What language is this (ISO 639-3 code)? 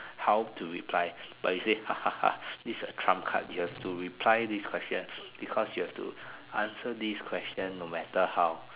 eng